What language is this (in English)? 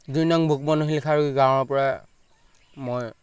Assamese